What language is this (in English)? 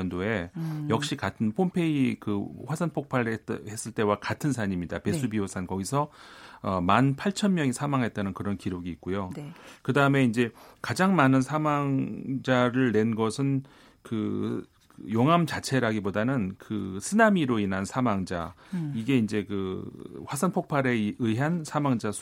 Korean